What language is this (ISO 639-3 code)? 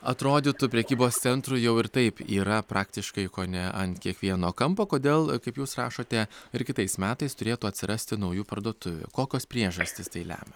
lit